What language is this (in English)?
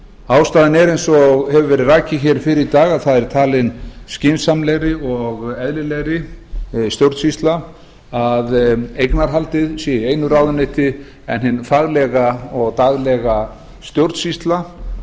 Icelandic